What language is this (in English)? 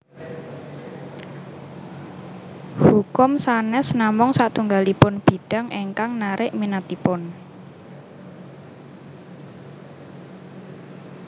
Javanese